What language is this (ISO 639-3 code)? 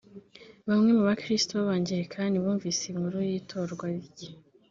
kin